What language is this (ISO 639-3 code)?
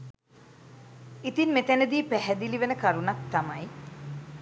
sin